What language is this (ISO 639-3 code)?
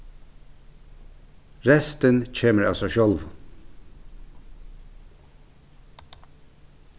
fao